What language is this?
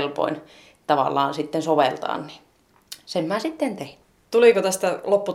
Finnish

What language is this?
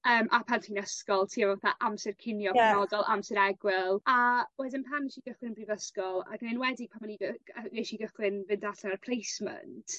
Welsh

